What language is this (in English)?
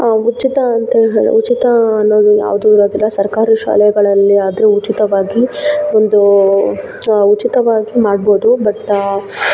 Kannada